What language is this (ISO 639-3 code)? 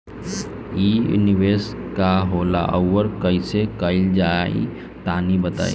bho